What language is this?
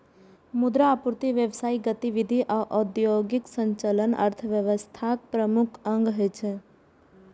Maithili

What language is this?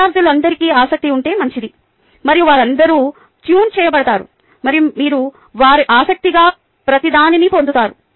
Telugu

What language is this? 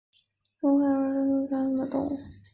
Chinese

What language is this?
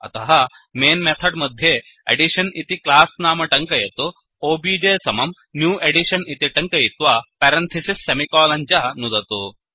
Sanskrit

